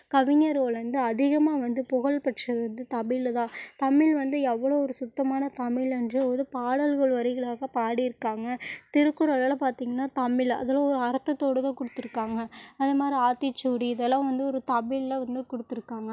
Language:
Tamil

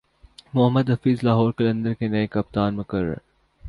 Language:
Urdu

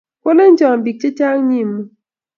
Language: Kalenjin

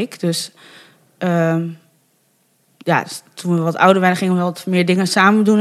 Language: Dutch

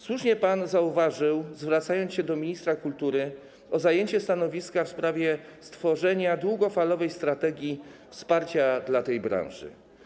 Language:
Polish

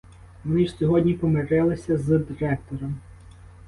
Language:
Ukrainian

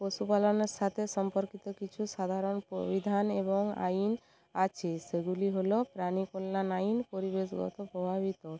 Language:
Bangla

